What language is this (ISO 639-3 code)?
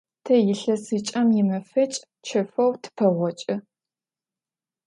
ady